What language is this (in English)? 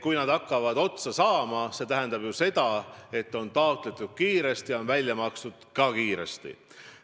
Estonian